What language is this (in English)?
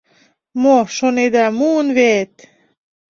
Mari